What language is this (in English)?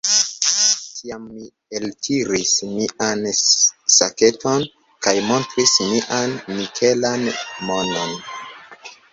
Esperanto